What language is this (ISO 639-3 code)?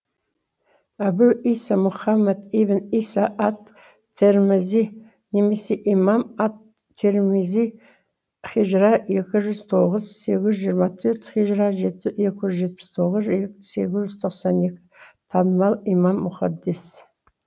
kaz